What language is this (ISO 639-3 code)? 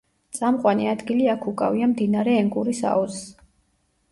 kat